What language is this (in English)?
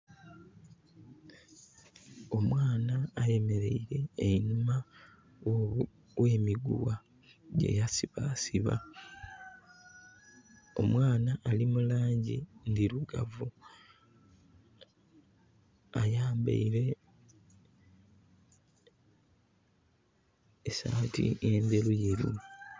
Soga